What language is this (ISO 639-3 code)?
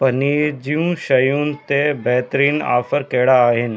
snd